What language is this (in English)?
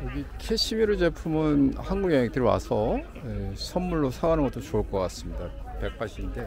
Korean